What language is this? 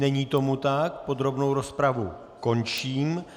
Czech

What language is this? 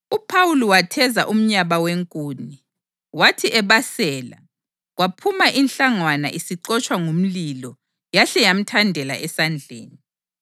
North Ndebele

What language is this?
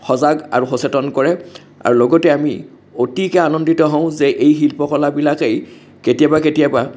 Assamese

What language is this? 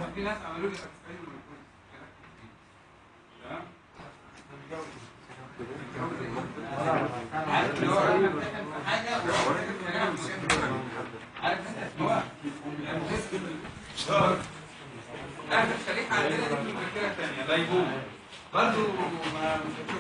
Arabic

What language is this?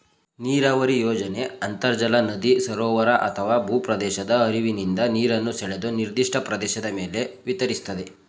Kannada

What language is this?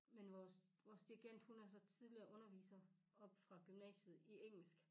Danish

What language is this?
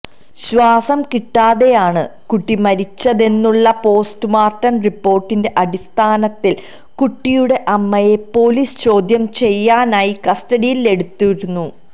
Malayalam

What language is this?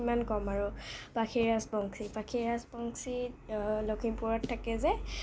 Assamese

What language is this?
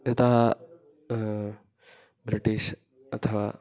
Sanskrit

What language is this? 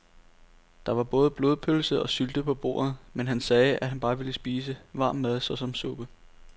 Danish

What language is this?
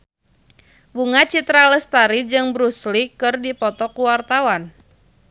Sundanese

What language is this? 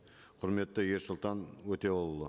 Kazakh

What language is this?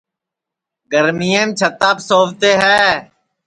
Sansi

